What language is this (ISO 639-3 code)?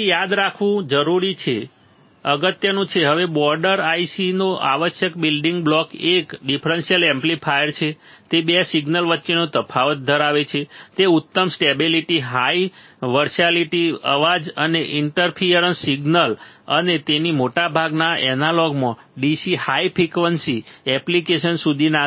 guj